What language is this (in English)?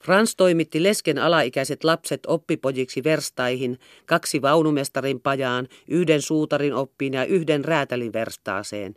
Finnish